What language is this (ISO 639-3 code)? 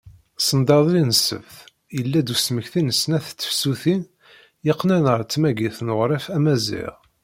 kab